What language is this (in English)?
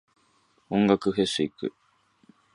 Japanese